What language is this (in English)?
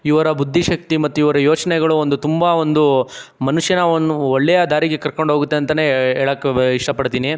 Kannada